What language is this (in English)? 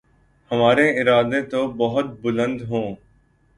Urdu